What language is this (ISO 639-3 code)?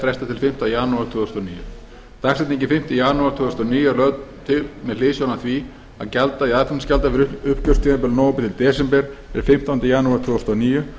isl